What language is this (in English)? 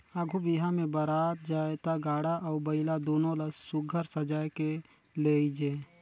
Chhattisgarhi